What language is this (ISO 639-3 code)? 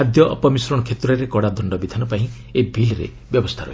ori